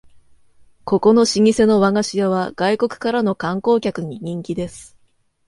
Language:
Japanese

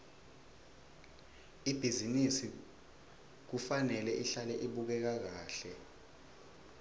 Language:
Swati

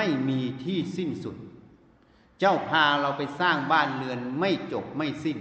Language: Thai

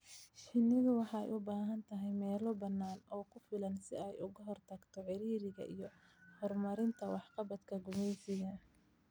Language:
Somali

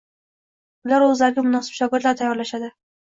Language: Uzbek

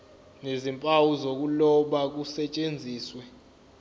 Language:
Zulu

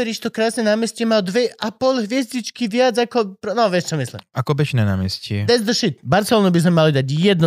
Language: Slovak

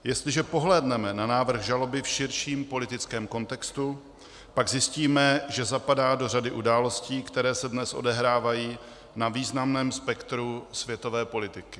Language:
Czech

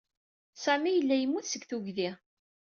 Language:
Kabyle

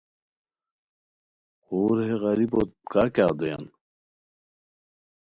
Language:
Khowar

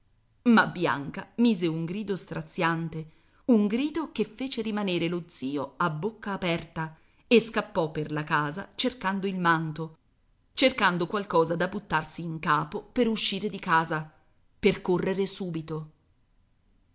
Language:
Italian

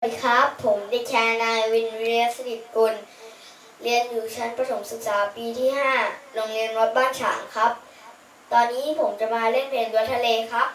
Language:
Thai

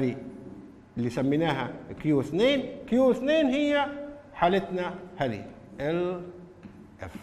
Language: Arabic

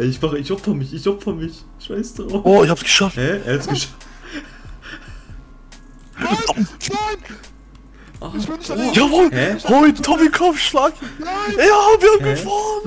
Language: German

